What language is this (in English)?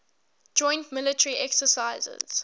English